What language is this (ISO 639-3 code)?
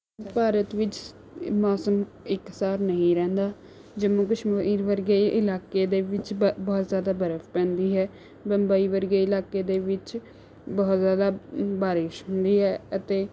pan